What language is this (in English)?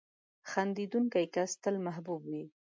Pashto